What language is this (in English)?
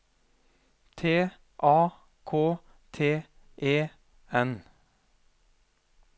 Norwegian